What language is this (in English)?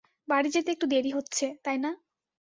Bangla